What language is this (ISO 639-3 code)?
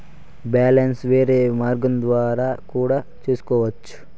tel